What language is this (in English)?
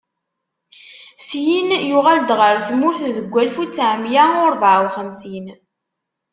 Kabyle